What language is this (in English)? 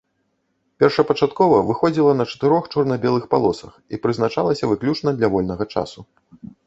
Belarusian